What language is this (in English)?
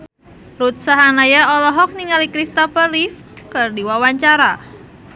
Sundanese